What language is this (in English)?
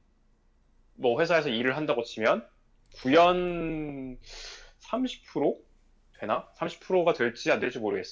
Korean